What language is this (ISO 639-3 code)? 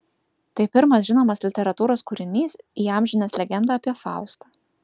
lit